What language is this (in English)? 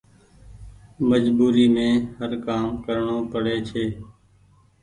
Goaria